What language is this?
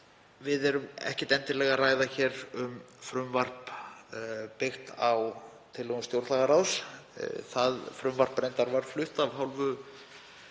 Icelandic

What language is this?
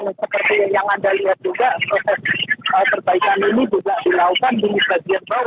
Indonesian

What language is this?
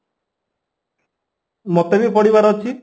Odia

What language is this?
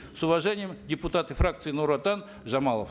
Kazakh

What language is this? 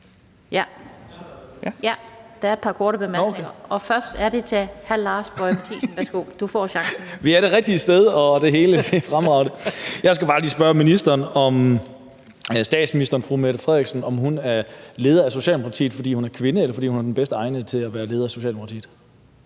Danish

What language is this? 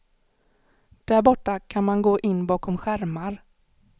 Swedish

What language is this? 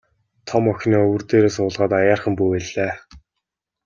Mongolian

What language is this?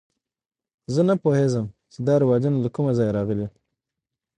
Pashto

